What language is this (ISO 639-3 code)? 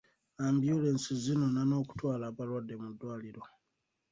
lug